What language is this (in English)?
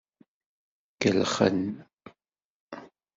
Kabyle